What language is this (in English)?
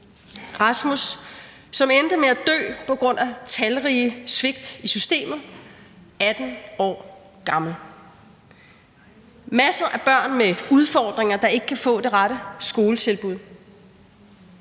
Danish